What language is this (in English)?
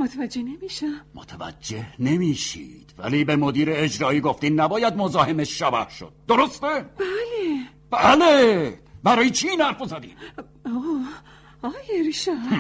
Persian